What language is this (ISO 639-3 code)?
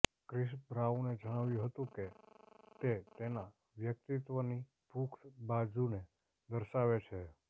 guj